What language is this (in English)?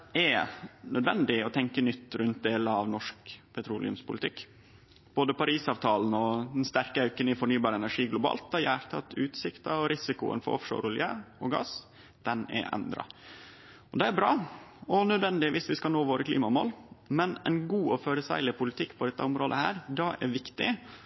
Norwegian Nynorsk